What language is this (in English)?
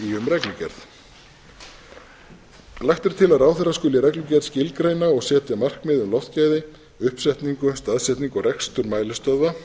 Icelandic